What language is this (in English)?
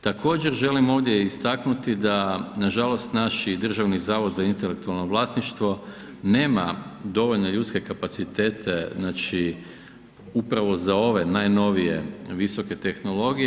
Croatian